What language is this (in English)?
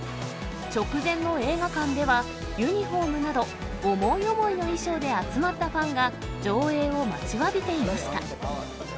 Japanese